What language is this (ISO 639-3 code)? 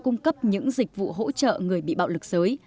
vie